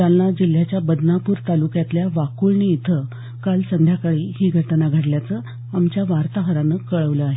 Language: Marathi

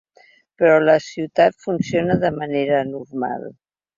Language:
Catalan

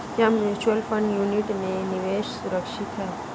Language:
Hindi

